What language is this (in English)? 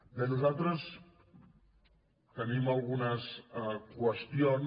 Catalan